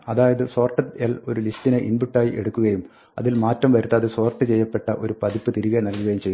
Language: Malayalam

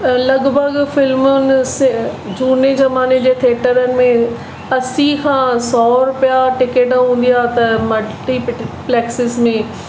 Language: Sindhi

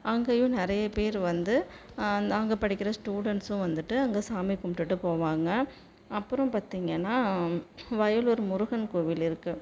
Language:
Tamil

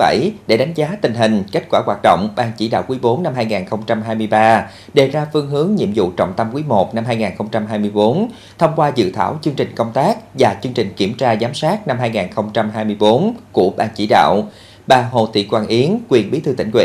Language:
Vietnamese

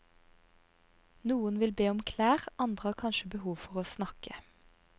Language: Norwegian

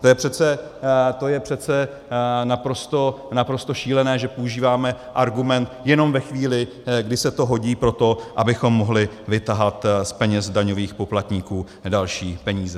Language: Czech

